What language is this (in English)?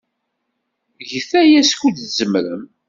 Kabyle